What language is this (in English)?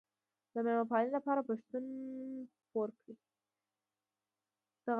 Pashto